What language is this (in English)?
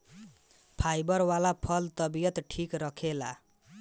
Bhojpuri